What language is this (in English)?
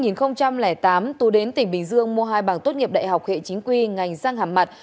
Vietnamese